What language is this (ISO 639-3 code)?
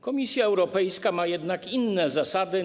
pol